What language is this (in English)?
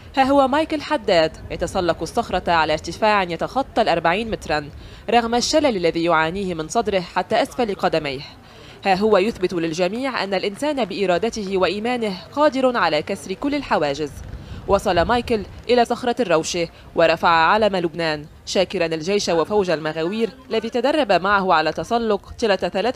Arabic